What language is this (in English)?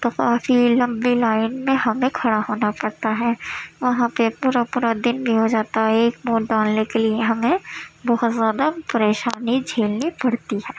Urdu